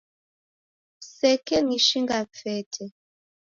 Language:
Taita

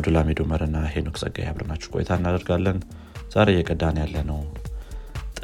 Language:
Amharic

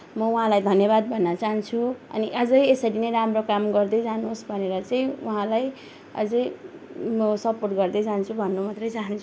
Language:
Nepali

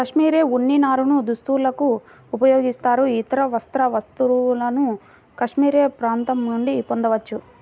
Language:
Telugu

